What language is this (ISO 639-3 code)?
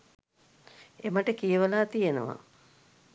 sin